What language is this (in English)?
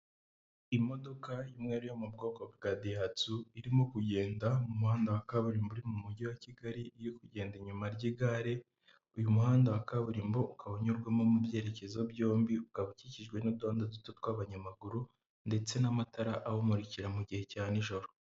Kinyarwanda